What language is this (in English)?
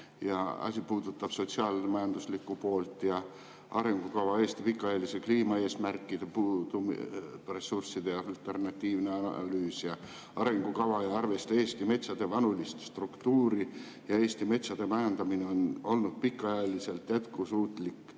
Estonian